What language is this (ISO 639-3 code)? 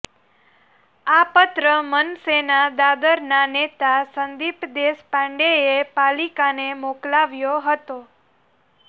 guj